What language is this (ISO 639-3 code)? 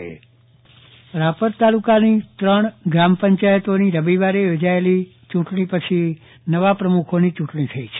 guj